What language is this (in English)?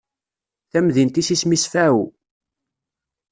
Kabyle